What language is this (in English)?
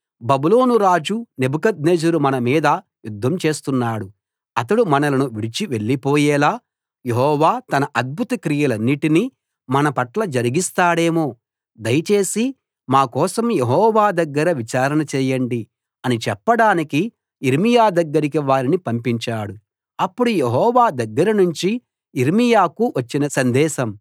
Telugu